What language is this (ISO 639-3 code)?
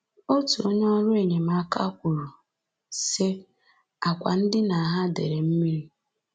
ibo